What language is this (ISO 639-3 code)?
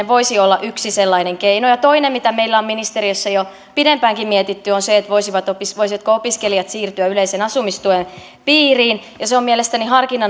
fin